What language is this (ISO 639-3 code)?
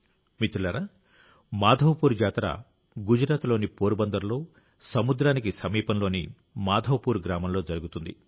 tel